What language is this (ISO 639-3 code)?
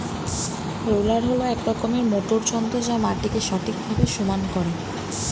ben